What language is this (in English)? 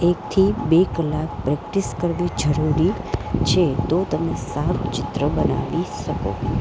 Gujarati